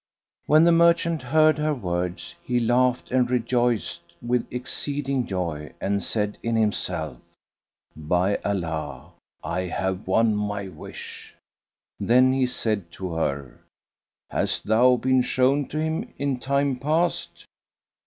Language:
English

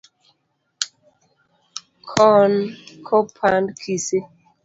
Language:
Luo (Kenya and Tanzania)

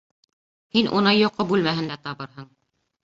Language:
Bashkir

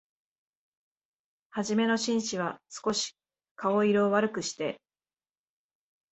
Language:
Japanese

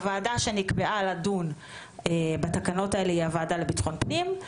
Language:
Hebrew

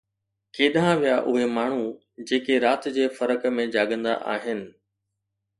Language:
Sindhi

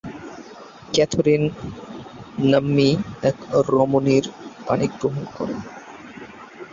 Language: Bangla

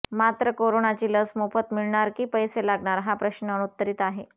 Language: Marathi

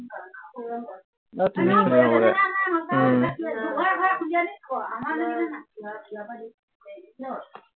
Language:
Assamese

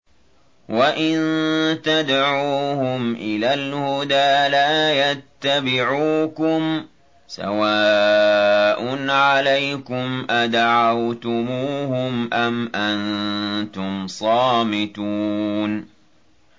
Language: Arabic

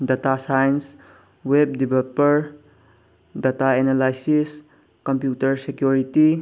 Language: Manipuri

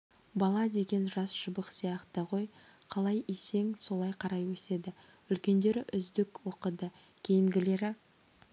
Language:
Kazakh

